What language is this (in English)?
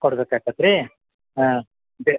Kannada